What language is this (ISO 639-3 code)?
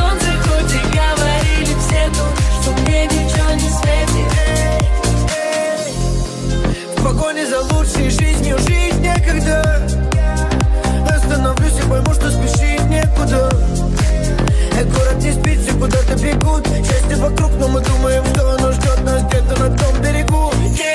rus